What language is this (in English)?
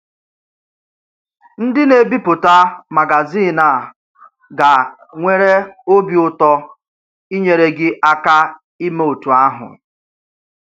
Igbo